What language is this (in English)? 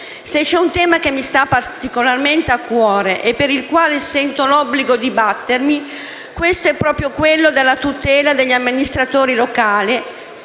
Italian